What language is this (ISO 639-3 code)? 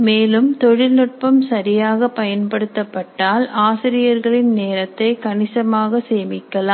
tam